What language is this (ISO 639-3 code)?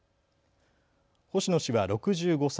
jpn